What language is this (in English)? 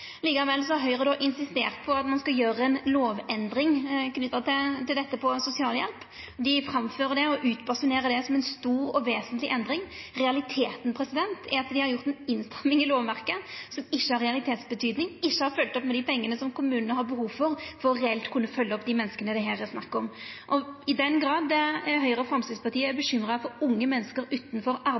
Norwegian Nynorsk